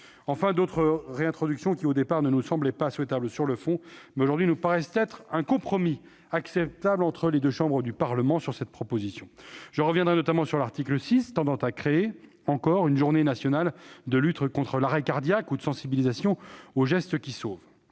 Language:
French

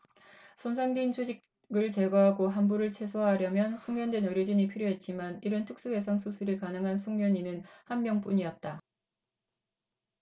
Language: Korean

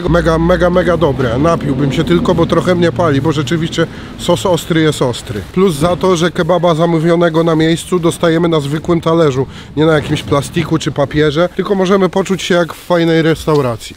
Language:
Polish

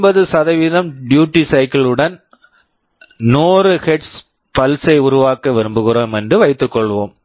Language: Tamil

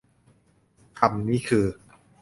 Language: Thai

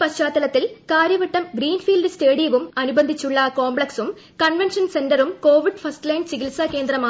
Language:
Malayalam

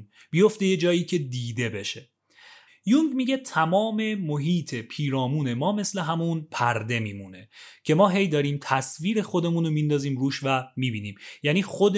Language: Persian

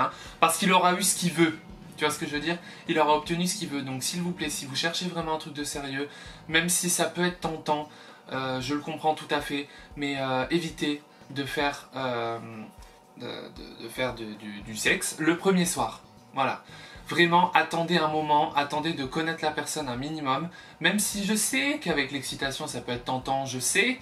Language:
French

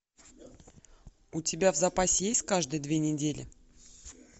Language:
Russian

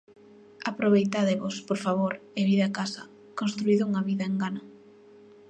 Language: Galician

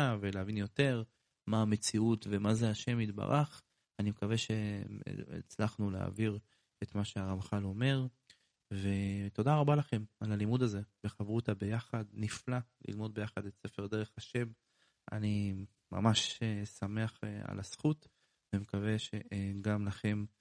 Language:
Hebrew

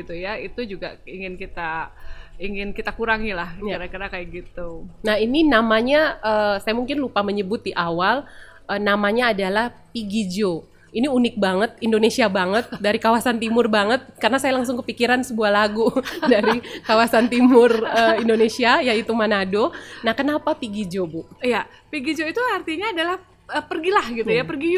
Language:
Indonesian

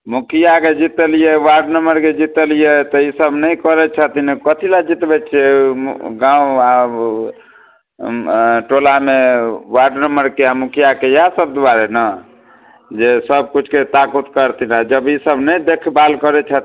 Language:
Maithili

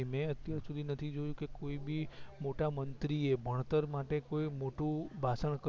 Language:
Gujarati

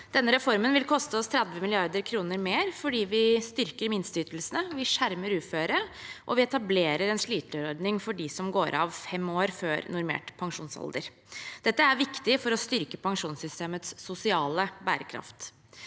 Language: Norwegian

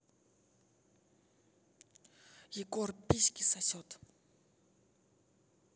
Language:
Russian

